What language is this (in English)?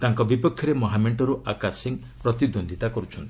Odia